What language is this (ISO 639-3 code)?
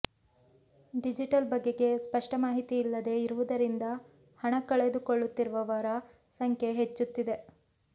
kan